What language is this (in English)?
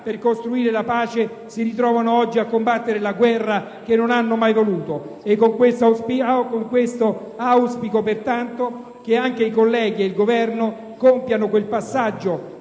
Italian